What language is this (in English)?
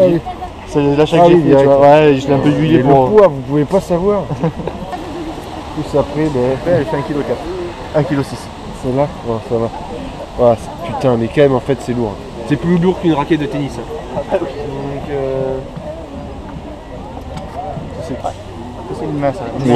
French